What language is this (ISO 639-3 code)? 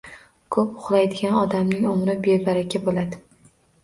uzb